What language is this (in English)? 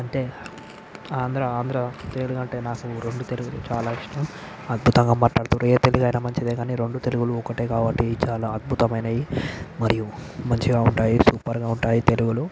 Telugu